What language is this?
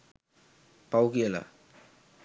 Sinhala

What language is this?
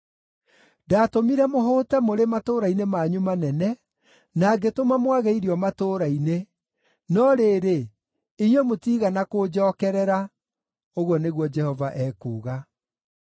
Kikuyu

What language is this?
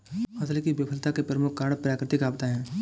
Hindi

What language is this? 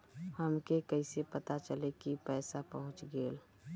Bhojpuri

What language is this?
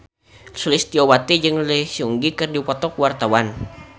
Sundanese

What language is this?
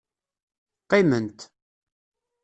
Kabyle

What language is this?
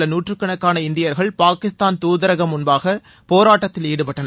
Tamil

